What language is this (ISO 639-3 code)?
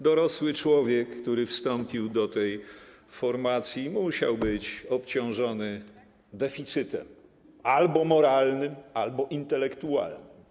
pol